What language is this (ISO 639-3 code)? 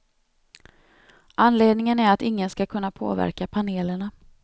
swe